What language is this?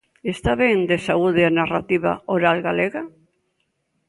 Galician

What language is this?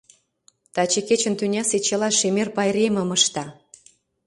Mari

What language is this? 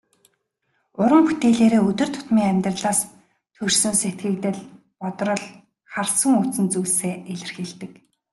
Mongolian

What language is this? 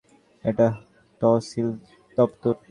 Bangla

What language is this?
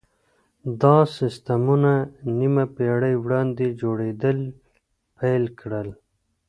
Pashto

